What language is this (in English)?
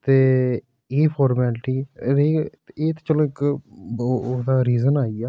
Dogri